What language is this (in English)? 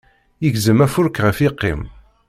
Kabyle